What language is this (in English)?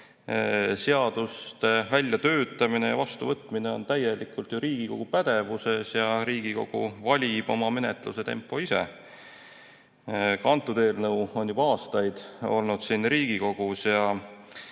Estonian